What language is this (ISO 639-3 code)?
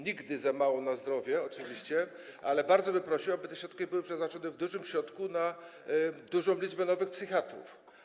pol